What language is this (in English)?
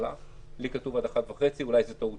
Hebrew